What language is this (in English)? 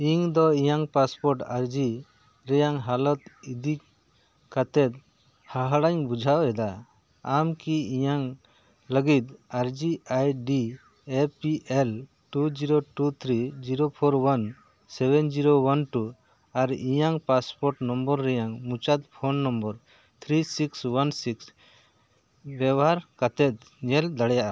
Santali